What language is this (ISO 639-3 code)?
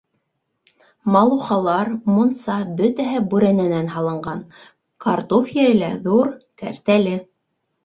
bak